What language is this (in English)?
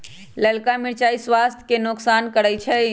Magahi